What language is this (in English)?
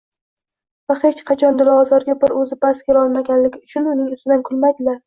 Uzbek